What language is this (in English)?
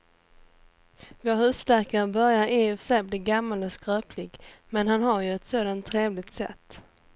Swedish